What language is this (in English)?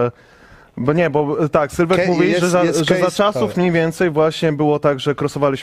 Polish